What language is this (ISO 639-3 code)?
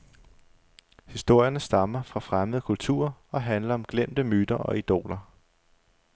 dan